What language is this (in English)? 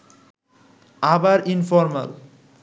Bangla